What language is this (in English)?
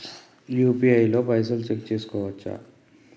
Telugu